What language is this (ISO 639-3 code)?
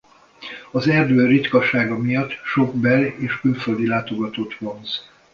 hun